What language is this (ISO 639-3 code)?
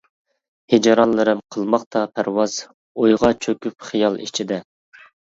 uig